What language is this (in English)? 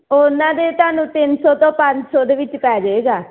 Punjabi